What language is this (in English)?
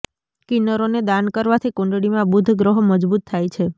Gujarati